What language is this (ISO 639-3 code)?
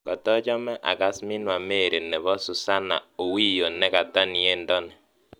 kln